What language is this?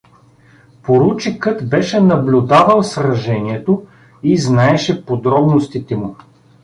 Bulgarian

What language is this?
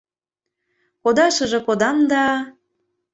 Mari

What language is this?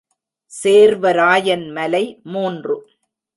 Tamil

